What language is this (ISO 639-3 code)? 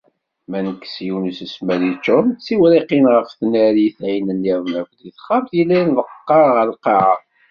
kab